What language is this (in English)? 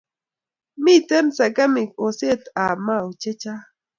Kalenjin